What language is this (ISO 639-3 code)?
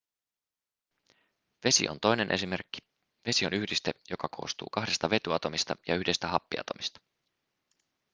fin